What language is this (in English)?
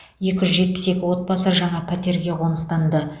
Kazakh